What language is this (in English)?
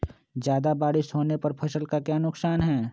Magahi